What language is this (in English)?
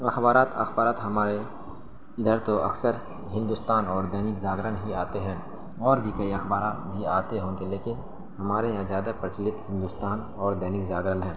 Urdu